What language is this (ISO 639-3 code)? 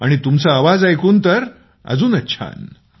mar